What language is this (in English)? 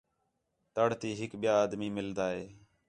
Khetrani